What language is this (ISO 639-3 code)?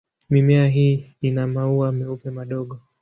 swa